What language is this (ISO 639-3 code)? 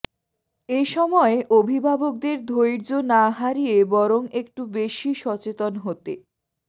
ben